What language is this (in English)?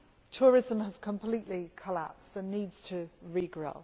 English